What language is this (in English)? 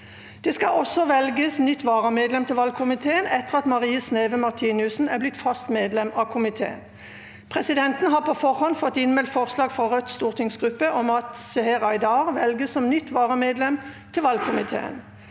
Norwegian